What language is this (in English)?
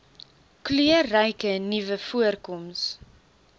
Afrikaans